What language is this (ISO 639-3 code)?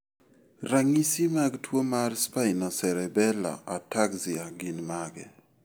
luo